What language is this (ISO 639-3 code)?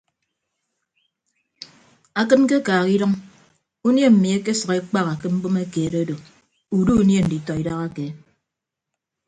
ibb